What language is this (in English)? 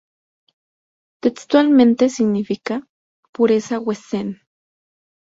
Spanish